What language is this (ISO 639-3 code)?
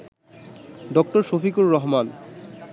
ben